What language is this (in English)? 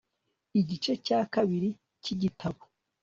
Kinyarwanda